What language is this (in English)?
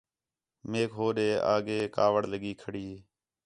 Khetrani